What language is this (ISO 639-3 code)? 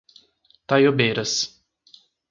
por